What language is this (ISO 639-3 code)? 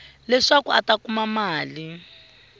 tso